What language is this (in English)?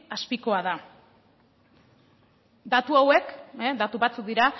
Basque